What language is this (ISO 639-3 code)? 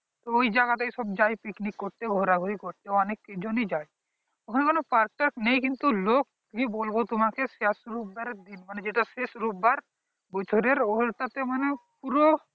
ben